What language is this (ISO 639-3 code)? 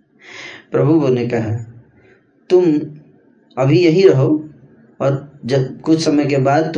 hin